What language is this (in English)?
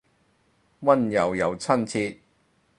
Cantonese